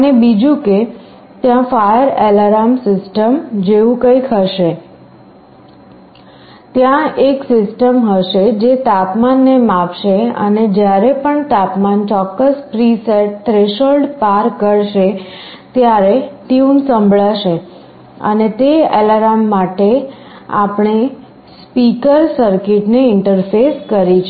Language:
Gujarati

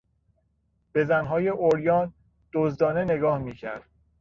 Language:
Persian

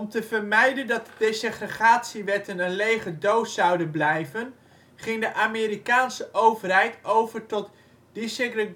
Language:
Dutch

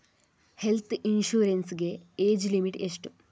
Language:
Kannada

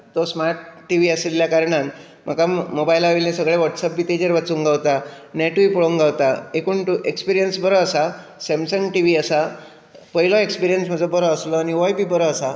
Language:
Konkani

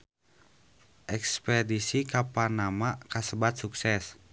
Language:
Sundanese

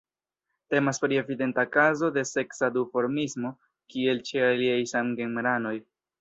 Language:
Esperanto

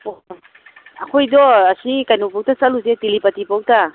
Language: Manipuri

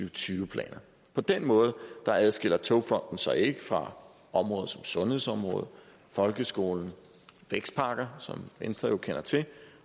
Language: Danish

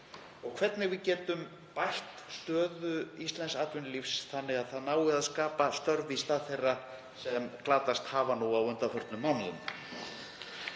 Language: Icelandic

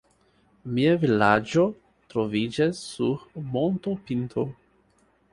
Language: Esperanto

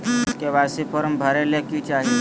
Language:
Magahi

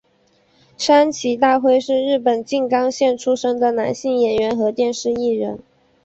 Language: Chinese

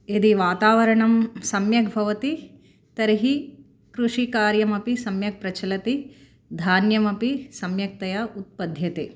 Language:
Sanskrit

